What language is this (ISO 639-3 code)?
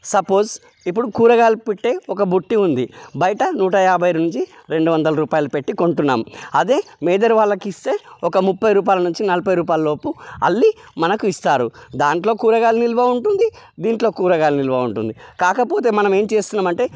tel